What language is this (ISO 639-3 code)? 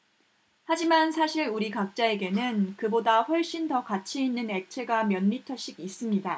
kor